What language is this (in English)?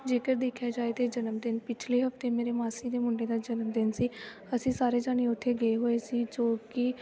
Punjabi